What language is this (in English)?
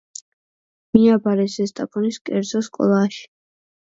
Georgian